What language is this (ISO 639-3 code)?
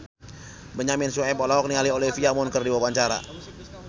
sun